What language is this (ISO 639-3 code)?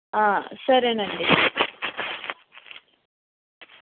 tel